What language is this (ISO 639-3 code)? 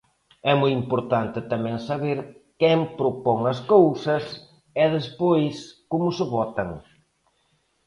glg